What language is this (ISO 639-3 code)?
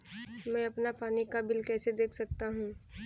hin